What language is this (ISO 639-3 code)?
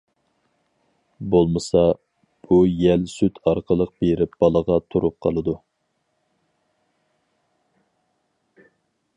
uig